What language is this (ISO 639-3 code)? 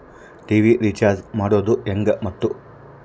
kan